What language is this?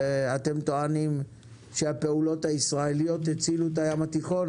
Hebrew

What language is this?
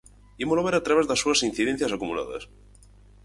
Galician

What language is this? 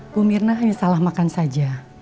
Indonesian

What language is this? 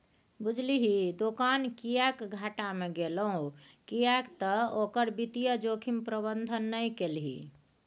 Maithili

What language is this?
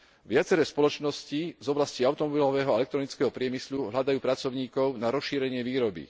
Slovak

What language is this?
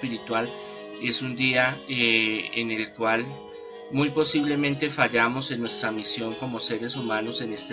Spanish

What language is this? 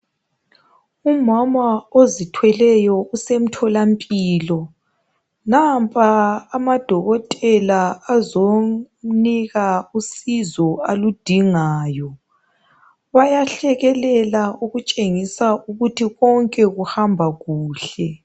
North Ndebele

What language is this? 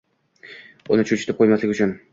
Uzbek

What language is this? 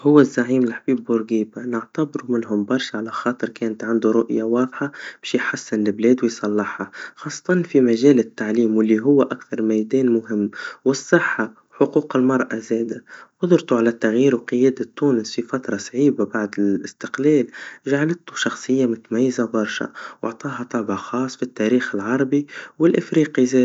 Tunisian Arabic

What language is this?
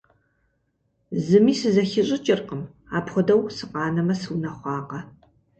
Kabardian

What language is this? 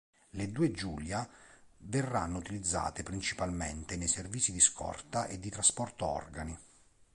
Italian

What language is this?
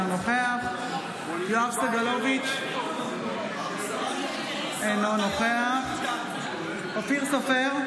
Hebrew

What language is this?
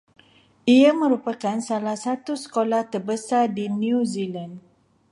Malay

